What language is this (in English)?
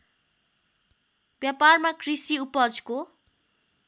Nepali